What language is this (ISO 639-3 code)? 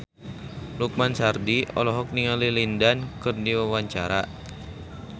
sun